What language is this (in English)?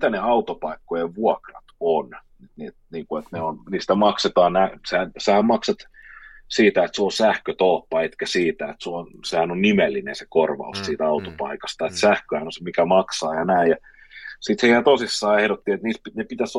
Finnish